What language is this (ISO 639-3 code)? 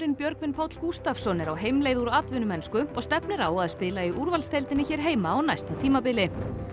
isl